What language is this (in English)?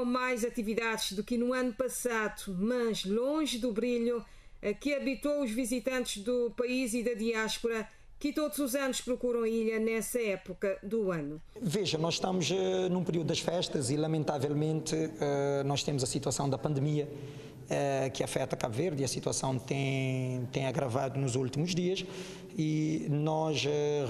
Portuguese